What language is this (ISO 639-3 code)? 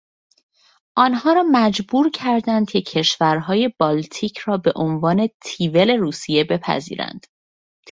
fas